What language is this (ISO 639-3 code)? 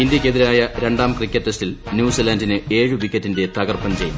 mal